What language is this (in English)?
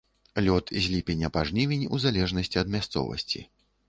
Belarusian